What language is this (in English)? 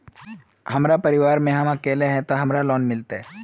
Magahi